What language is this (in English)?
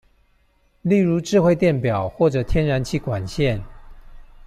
Chinese